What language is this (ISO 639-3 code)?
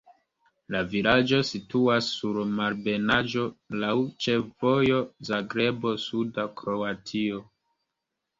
epo